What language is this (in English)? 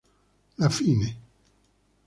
Italian